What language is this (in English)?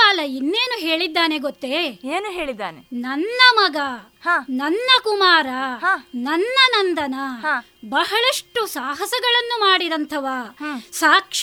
Kannada